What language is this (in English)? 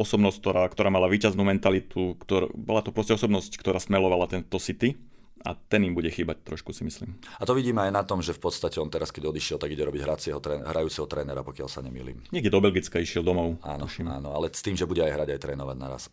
Slovak